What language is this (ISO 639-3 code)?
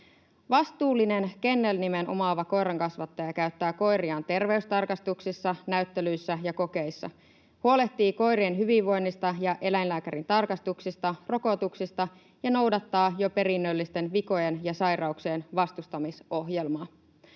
fin